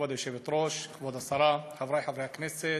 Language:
Hebrew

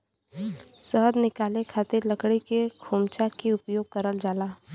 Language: Bhojpuri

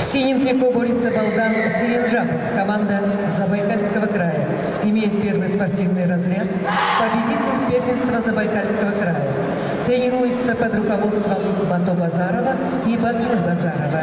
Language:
Russian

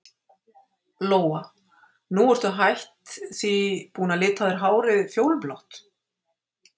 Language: Icelandic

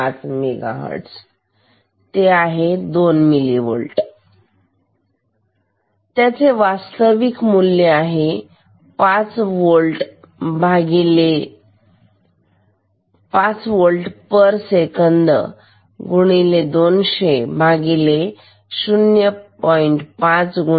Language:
Marathi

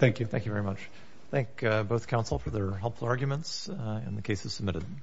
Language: English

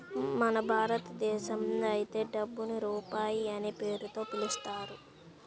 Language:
Telugu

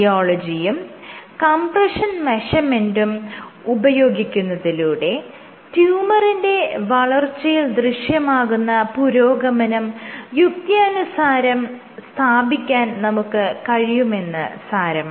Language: Malayalam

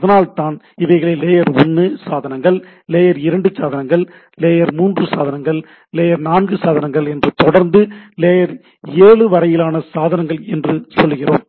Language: Tamil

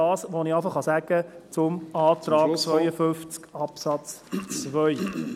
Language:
Swiss German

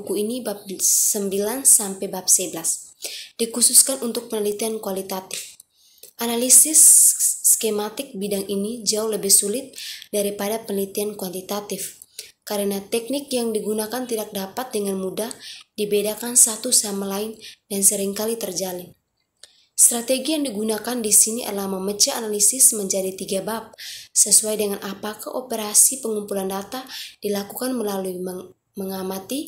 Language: Indonesian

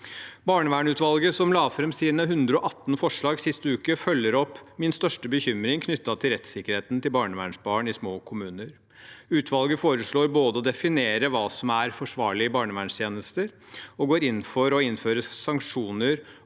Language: Norwegian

